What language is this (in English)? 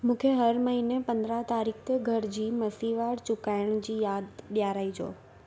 Sindhi